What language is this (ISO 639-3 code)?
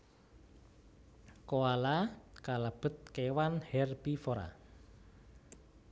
jav